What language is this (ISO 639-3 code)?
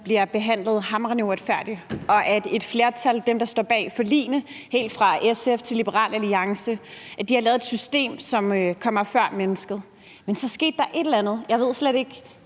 dan